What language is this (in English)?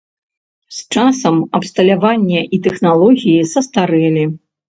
Belarusian